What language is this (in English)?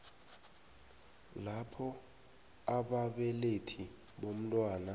South Ndebele